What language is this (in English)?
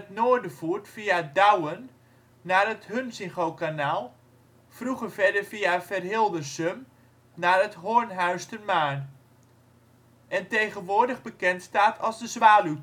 Dutch